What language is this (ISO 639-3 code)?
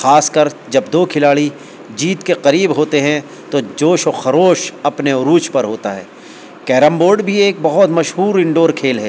urd